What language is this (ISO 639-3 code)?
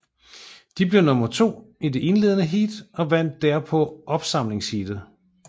dan